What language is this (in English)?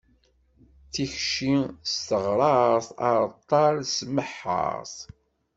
Kabyle